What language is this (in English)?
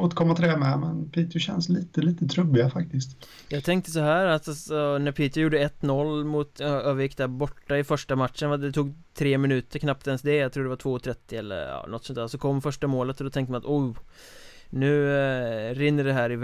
Swedish